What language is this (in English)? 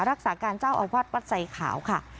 Thai